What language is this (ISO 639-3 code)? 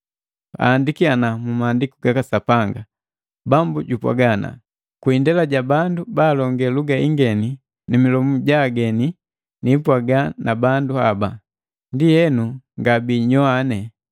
mgv